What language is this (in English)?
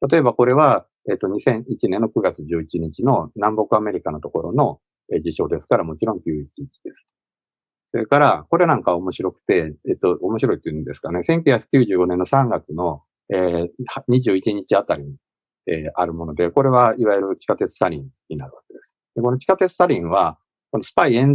Japanese